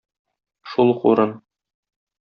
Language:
Tatar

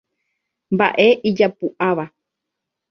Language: Guarani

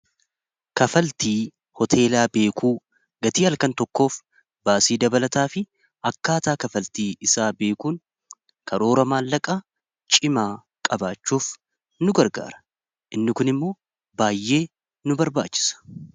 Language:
Oromo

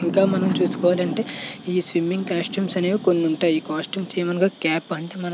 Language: Telugu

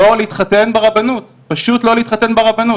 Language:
Hebrew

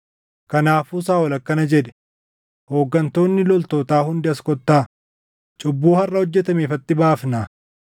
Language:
Oromo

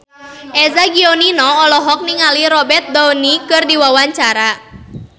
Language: Sundanese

